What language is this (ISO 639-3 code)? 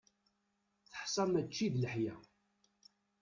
kab